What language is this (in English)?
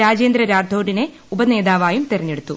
Malayalam